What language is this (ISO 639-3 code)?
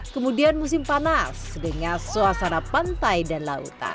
ind